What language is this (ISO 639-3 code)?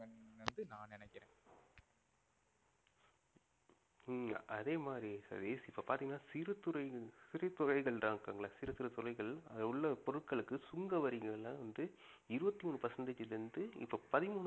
tam